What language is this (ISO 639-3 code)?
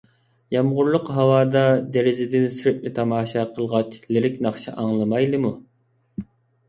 uig